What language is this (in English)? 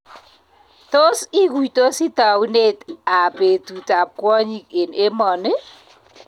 Kalenjin